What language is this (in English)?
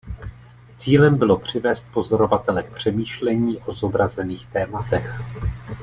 Czech